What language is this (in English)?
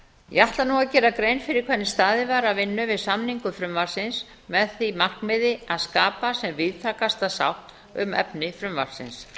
Icelandic